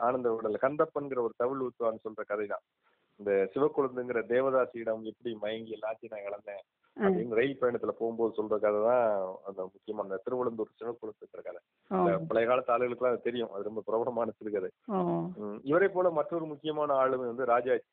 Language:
Tamil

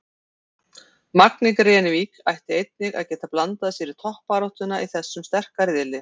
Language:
Icelandic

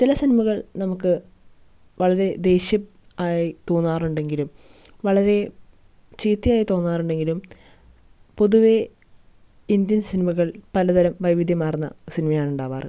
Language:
Malayalam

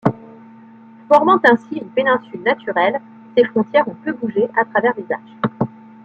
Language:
French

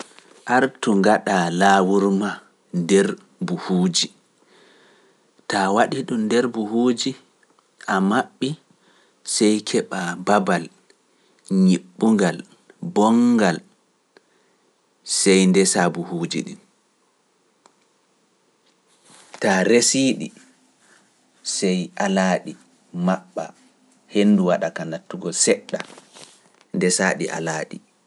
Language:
Pular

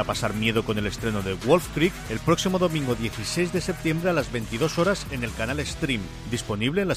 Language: Spanish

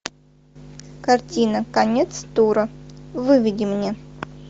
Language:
Russian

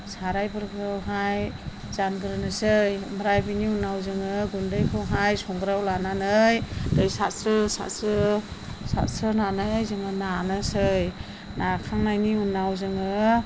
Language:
Bodo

